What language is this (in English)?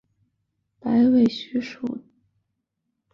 Chinese